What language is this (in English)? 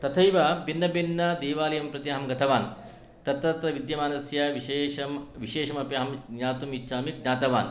Sanskrit